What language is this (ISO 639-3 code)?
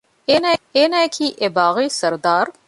div